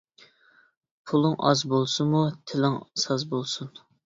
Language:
Uyghur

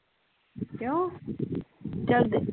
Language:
Punjabi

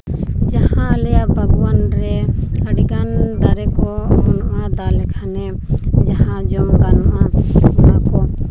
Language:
Santali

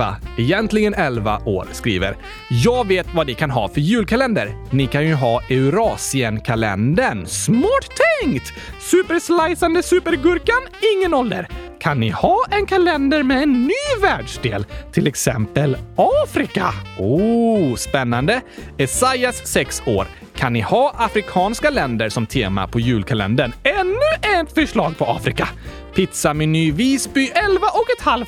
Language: Swedish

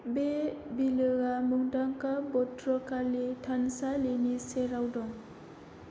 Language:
Bodo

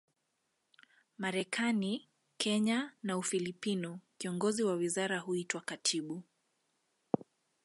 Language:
Swahili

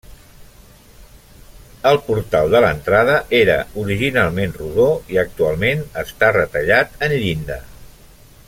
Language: Catalan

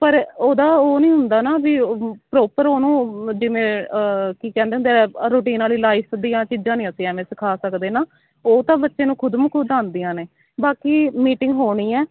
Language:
Punjabi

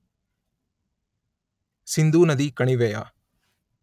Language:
Kannada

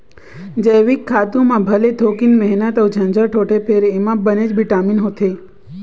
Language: Chhattisgarhi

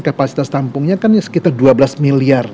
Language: Indonesian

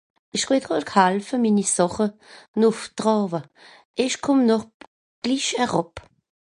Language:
Swiss German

